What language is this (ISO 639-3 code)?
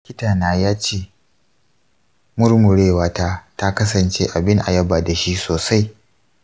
hau